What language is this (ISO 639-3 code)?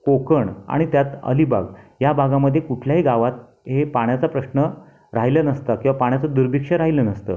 mar